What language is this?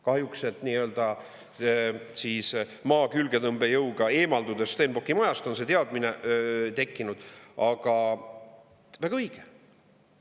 Estonian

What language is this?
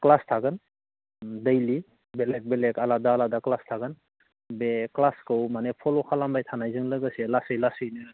Bodo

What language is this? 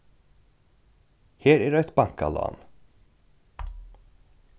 Faroese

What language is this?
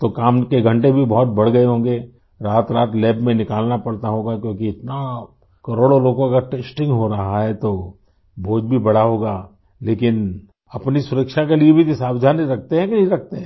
Hindi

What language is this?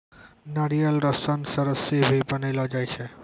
Maithili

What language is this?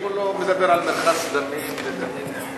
Hebrew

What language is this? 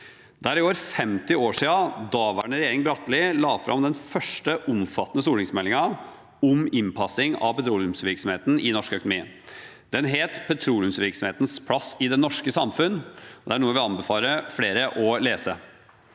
Norwegian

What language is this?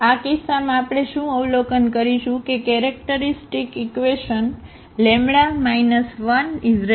Gujarati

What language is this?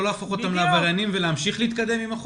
Hebrew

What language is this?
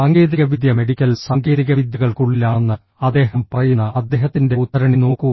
Malayalam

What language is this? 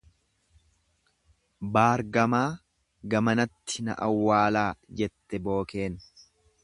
Oromo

